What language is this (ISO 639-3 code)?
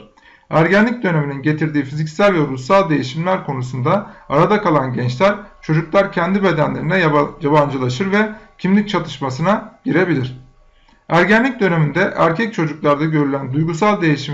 tur